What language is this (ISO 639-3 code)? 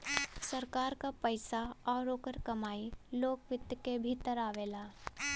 bho